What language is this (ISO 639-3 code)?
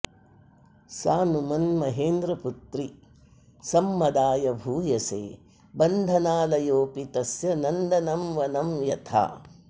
san